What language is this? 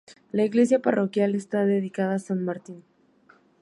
Spanish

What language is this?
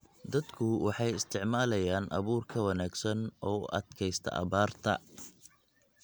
Somali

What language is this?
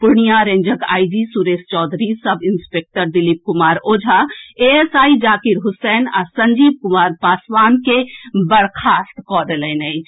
Maithili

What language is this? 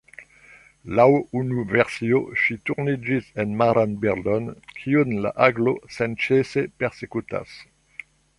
Esperanto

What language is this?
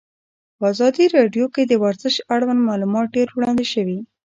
Pashto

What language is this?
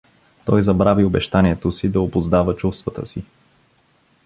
Bulgarian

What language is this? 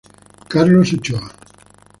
Italian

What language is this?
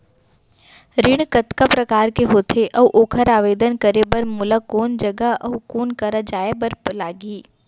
Chhattisgarhi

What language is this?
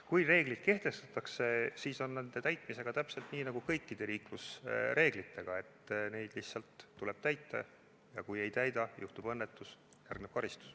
Estonian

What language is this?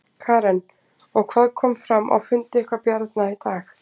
Icelandic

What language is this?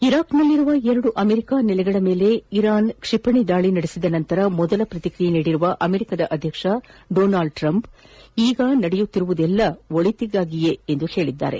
Kannada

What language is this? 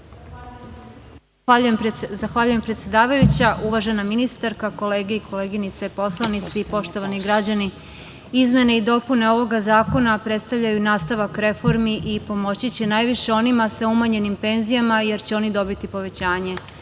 Serbian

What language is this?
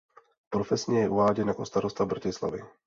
Czech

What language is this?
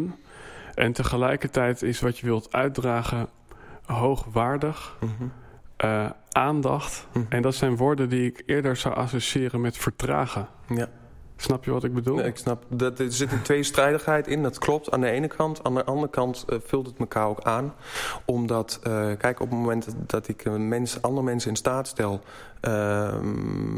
Dutch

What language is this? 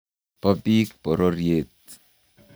Kalenjin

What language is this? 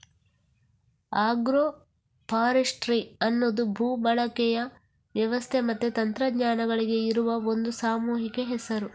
Kannada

